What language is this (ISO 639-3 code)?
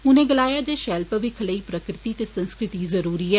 doi